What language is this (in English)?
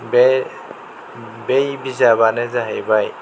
Bodo